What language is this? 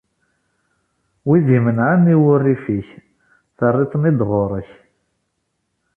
Kabyle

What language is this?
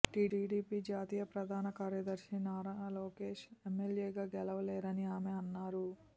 Telugu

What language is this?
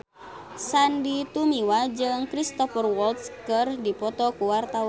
Sundanese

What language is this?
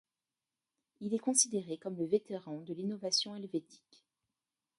French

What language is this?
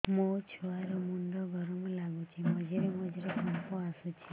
Odia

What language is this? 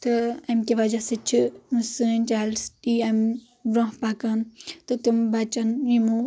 Kashmiri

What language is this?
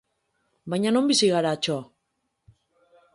Basque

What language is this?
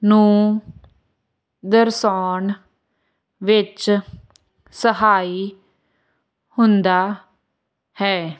Punjabi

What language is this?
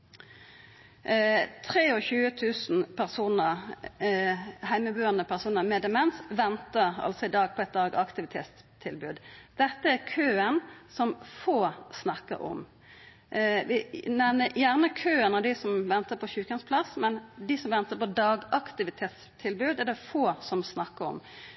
Norwegian Nynorsk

